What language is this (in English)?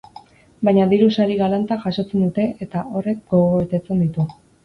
Basque